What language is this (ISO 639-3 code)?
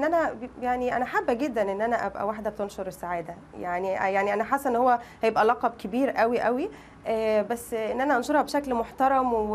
ara